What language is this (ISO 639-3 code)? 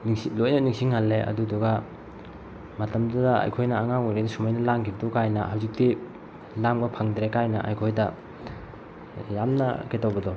mni